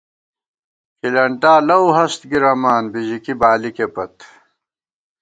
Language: Gawar-Bati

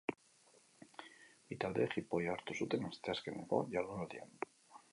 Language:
Basque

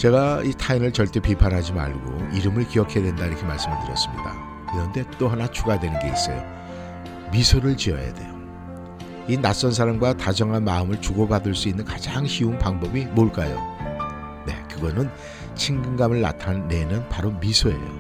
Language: Korean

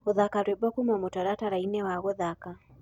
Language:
Kikuyu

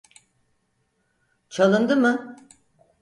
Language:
Turkish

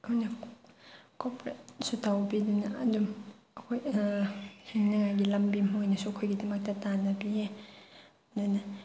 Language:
Manipuri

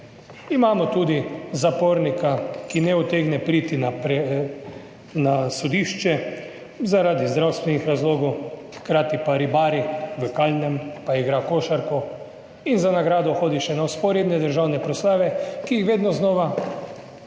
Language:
Slovenian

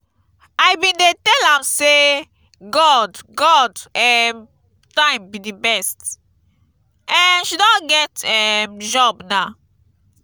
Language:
Nigerian Pidgin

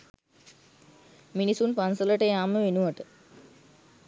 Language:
Sinhala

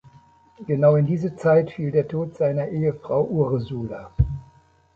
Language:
German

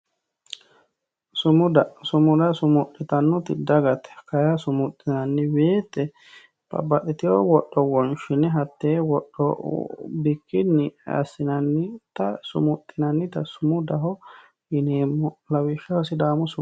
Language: Sidamo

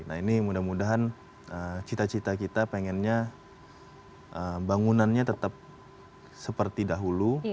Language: Indonesian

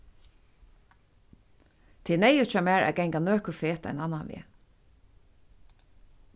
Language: Faroese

